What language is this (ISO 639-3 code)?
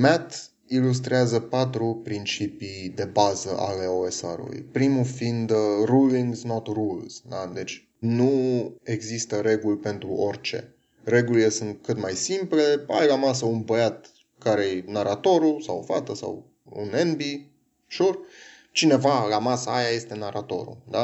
ron